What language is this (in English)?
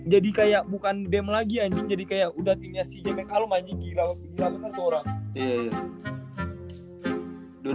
Indonesian